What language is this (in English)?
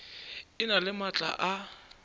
Northern Sotho